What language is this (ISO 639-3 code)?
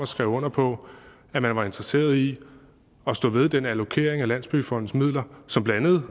dan